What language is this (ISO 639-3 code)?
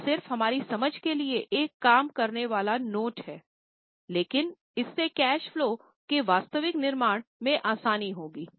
hin